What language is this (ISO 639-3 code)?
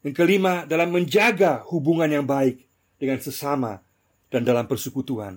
ind